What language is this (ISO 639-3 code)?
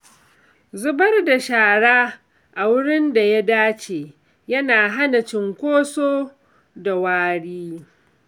hau